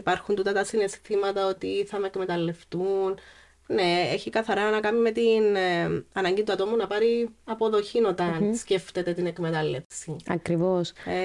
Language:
Greek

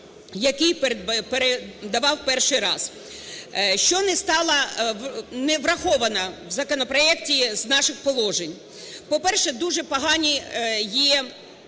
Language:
Ukrainian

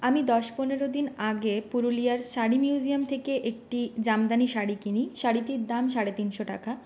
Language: Bangla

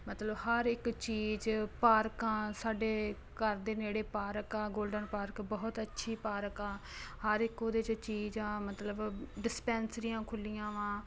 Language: Punjabi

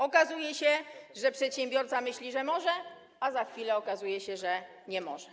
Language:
Polish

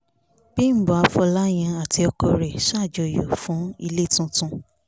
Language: Yoruba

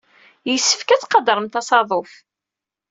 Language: Kabyle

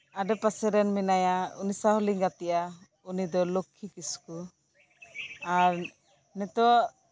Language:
Santali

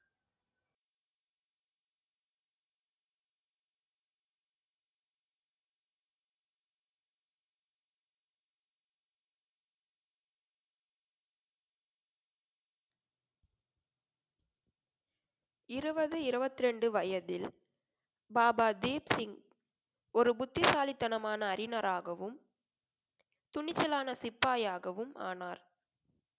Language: Tamil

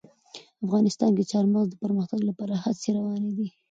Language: Pashto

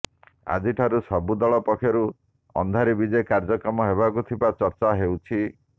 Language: Odia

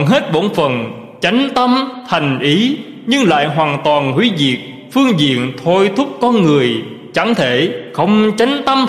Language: Vietnamese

